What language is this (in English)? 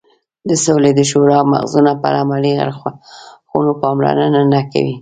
Pashto